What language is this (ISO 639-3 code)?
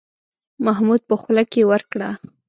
pus